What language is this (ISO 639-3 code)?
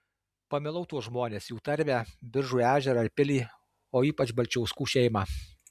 lit